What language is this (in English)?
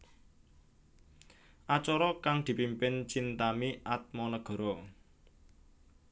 Javanese